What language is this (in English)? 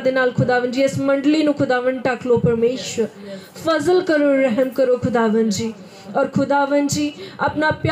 Hindi